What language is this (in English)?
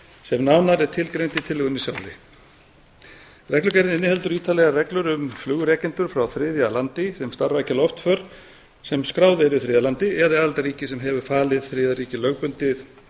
Icelandic